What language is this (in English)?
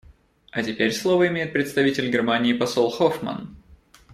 Russian